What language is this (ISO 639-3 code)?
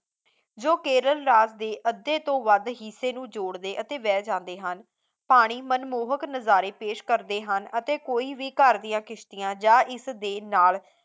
pan